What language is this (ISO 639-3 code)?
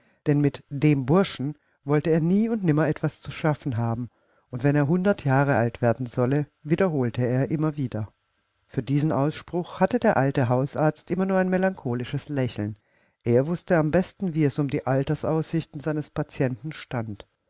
deu